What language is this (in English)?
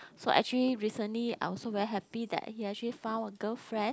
English